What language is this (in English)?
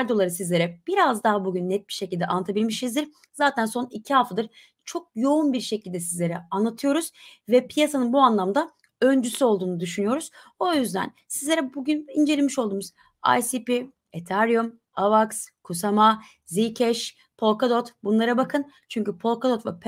Turkish